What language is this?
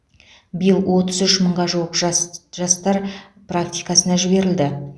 Kazakh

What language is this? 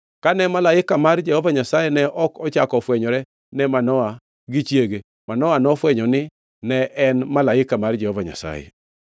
Luo (Kenya and Tanzania)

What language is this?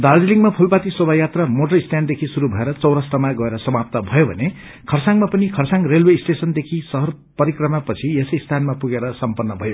Nepali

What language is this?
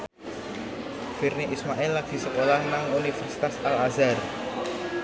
Javanese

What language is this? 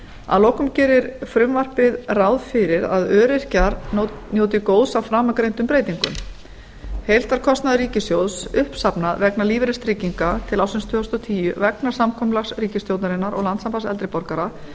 Icelandic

